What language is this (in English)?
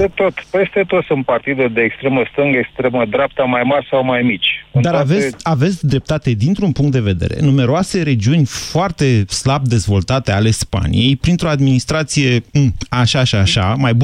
Romanian